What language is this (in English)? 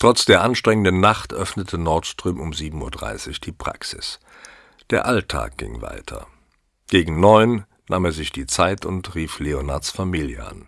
German